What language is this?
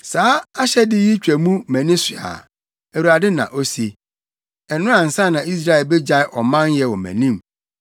Akan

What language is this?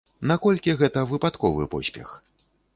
Belarusian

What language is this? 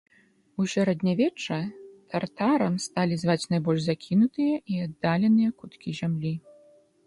Belarusian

